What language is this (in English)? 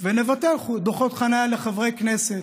Hebrew